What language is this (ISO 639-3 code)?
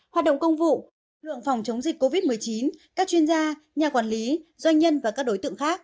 vie